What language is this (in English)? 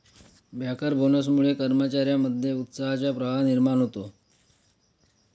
Marathi